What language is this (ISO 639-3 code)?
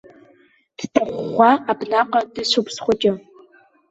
abk